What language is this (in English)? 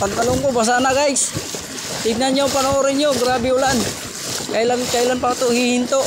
Filipino